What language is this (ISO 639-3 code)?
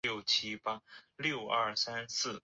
zho